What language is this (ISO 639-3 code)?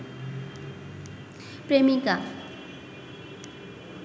ben